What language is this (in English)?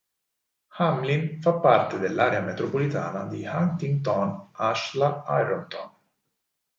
Italian